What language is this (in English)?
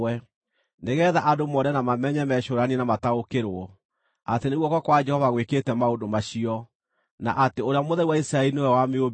Kikuyu